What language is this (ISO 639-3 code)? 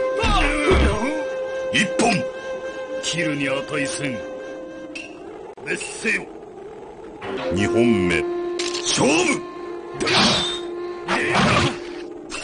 jpn